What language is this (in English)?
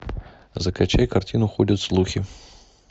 Russian